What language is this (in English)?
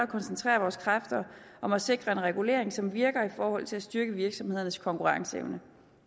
Danish